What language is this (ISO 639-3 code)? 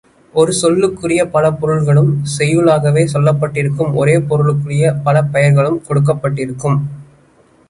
tam